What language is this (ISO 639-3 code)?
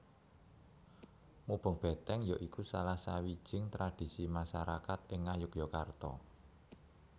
jav